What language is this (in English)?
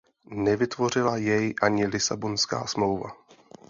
Czech